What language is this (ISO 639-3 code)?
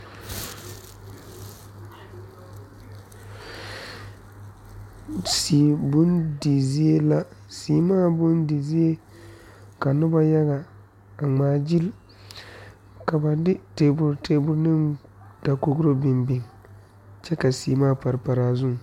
dga